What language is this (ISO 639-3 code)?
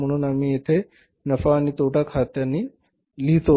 mar